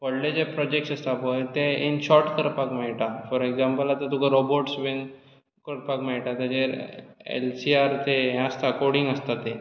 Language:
Konkani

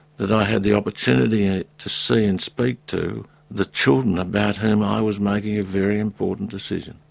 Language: English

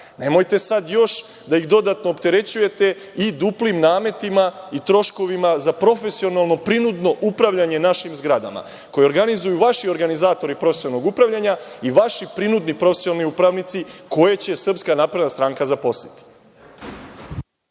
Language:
Serbian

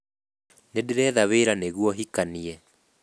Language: Kikuyu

